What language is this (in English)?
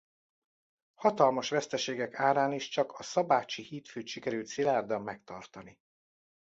Hungarian